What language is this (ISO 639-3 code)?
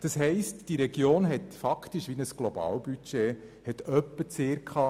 gsw